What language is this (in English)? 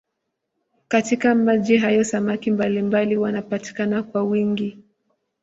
Swahili